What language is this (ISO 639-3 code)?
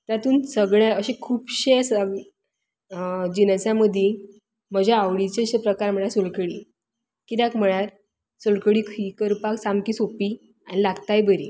kok